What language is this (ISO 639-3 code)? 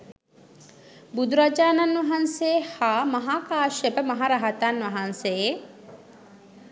sin